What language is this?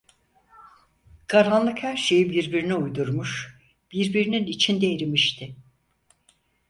Turkish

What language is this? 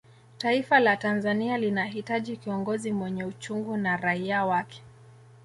Swahili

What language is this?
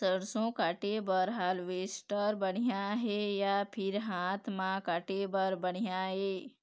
Chhattisgarhi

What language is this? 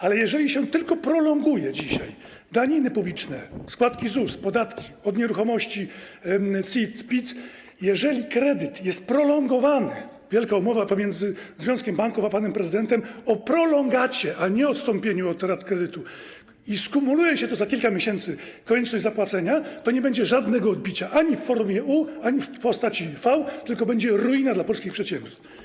Polish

